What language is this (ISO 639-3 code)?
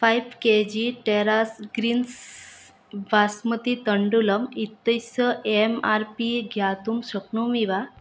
san